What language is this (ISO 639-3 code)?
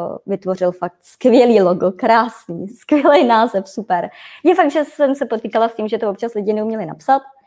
ces